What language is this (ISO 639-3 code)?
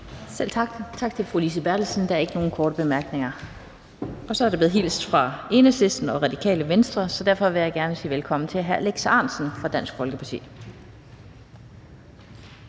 dan